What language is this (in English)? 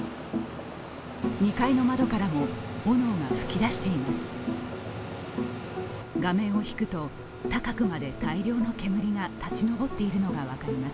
Japanese